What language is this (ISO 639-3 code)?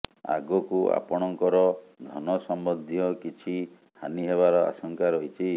ori